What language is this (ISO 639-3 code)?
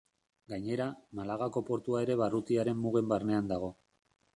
eus